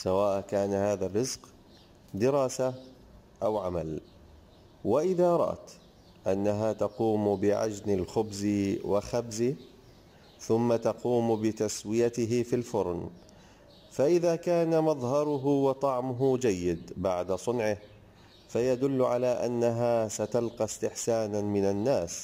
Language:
Arabic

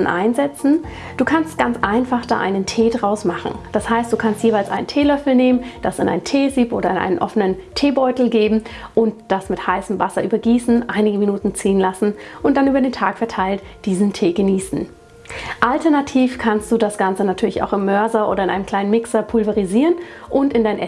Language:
German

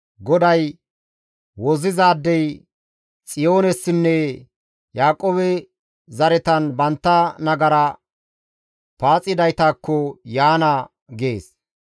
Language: Gamo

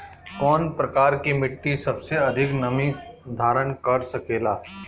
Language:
Bhojpuri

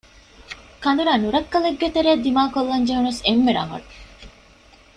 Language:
Divehi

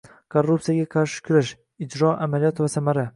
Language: Uzbek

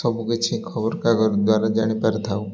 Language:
Odia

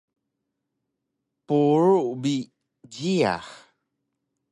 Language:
Taroko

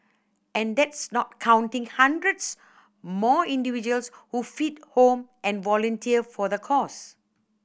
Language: English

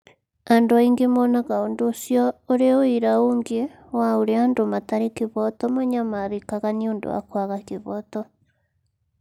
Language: Kikuyu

